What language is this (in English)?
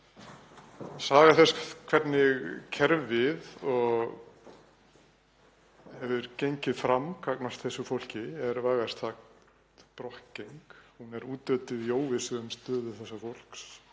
Icelandic